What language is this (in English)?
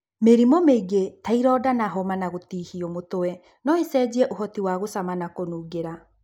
Kikuyu